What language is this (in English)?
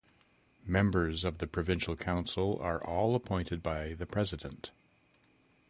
English